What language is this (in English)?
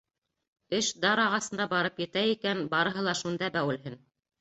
Bashkir